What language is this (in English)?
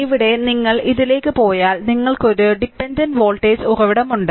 Malayalam